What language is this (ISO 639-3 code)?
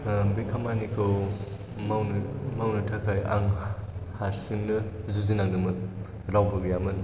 brx